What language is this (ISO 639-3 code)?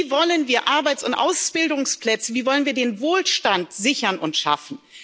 deu